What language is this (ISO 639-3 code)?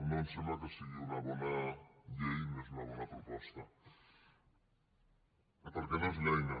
cat